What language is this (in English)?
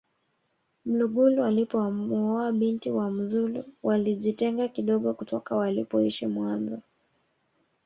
Swahili